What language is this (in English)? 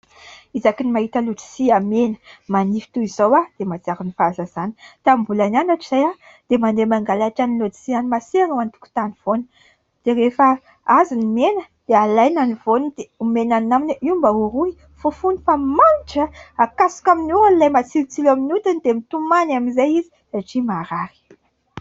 Malagasy